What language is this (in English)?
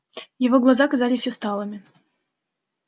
Russian